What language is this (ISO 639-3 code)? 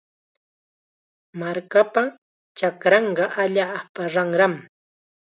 qxa